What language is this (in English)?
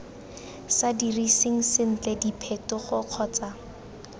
Tswana